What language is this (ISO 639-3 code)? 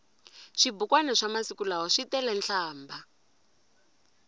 tso